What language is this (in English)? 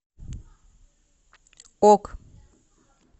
Russian